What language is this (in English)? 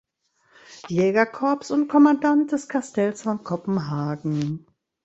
German